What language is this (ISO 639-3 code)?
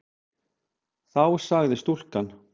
isl